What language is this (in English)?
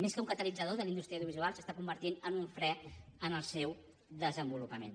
Catalan